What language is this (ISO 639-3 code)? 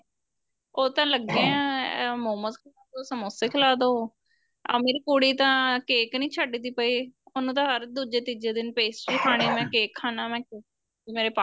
pan